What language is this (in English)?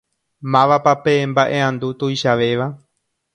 Guarani